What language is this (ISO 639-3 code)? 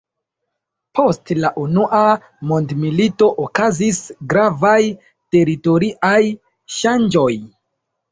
epo